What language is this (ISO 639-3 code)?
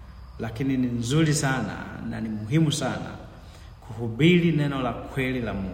swa